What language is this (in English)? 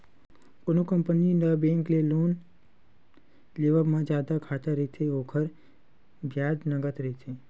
Chhattisgarhi